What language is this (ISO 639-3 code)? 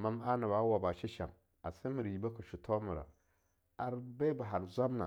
lnu